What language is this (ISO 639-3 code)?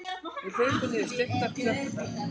isl